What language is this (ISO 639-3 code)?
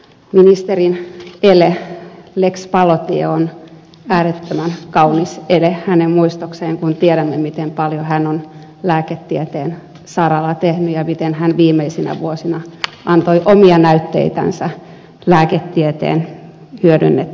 fin